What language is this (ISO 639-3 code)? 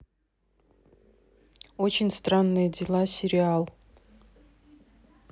rus